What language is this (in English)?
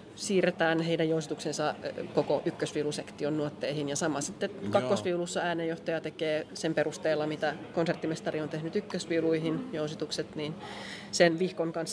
Finnish